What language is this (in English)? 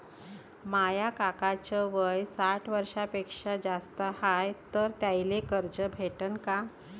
Marathi